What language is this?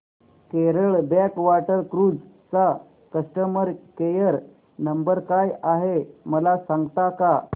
Marathi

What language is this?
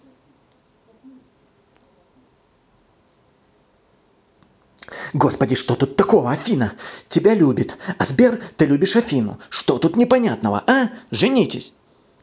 Russian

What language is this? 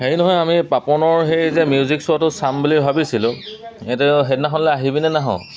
Assamese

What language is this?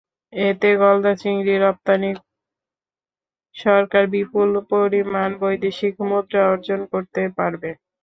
Bangla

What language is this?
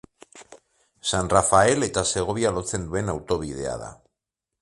Basque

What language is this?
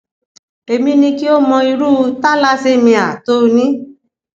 Yoruba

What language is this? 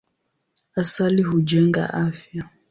Swahili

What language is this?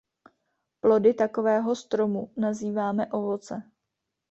Czech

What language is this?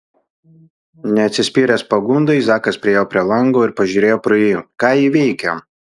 Lithuanian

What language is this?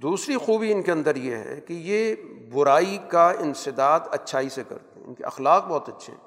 Urdu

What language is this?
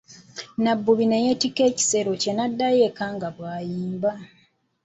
Ganda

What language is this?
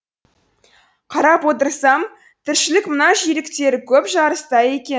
Kazakh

